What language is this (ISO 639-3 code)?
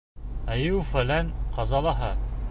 bak